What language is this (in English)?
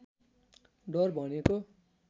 Nepali